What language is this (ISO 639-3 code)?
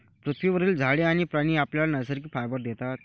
mar